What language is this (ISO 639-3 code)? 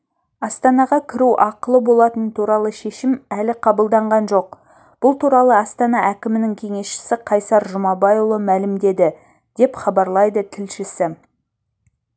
kaz